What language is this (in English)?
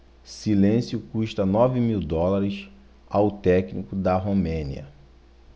Portuguese